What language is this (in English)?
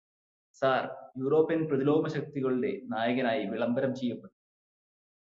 Malayalam